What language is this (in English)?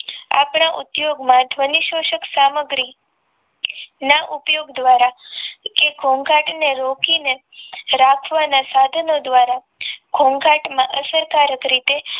Gujarati